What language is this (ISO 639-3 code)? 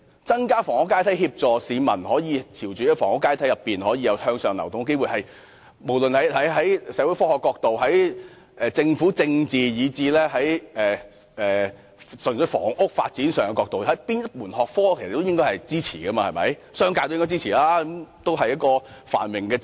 yue